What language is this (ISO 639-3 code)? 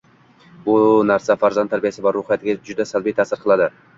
uzb